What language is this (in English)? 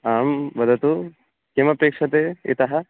Sanskrit